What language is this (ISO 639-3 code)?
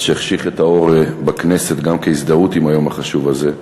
heb